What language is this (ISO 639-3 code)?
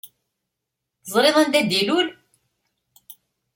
kab